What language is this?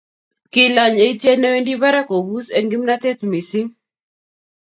Kalenjin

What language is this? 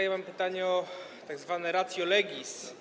Polish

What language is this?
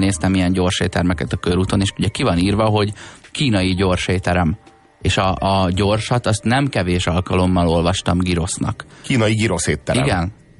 Hungarian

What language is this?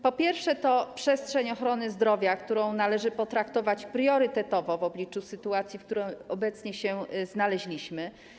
Polish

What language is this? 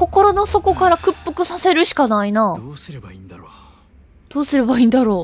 Japanese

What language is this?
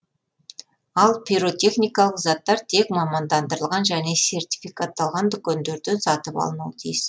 Kazakh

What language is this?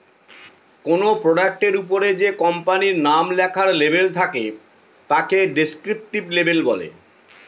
Bangla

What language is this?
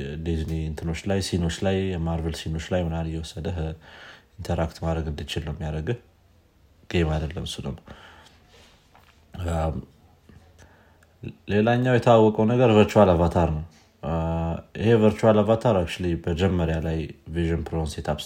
Amharic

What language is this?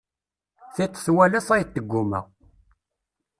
Kabyle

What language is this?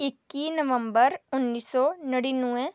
Dogri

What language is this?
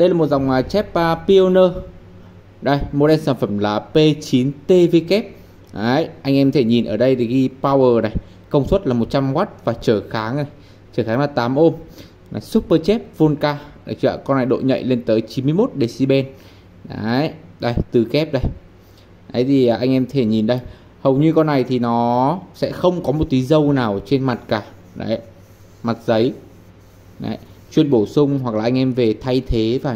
Vietnamese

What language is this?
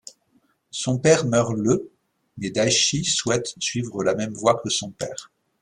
French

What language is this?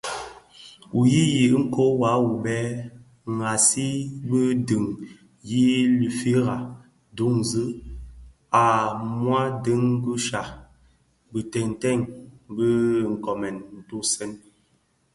Bafia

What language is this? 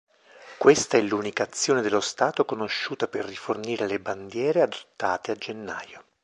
Italian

